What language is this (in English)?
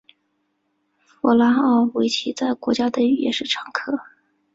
Chinese